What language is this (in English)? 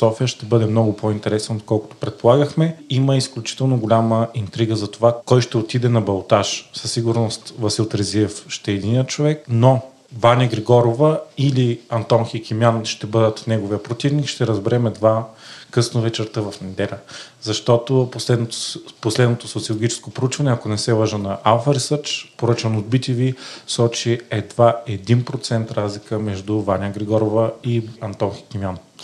Bulgarian